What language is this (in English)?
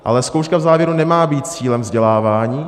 Czech